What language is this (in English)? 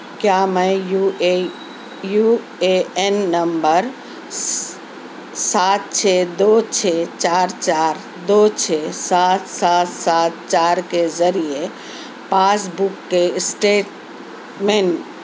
Urdu